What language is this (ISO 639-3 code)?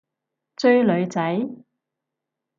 yue